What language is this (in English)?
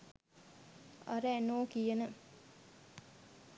Sinhala